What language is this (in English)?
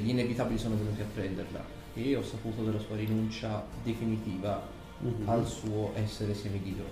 Italian